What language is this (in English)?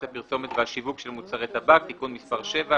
Hebrew